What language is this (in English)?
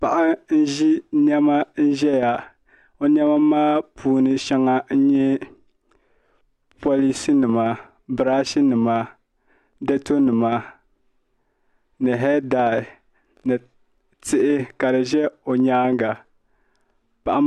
Dagbani